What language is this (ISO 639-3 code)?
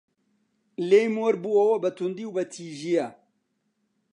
ckb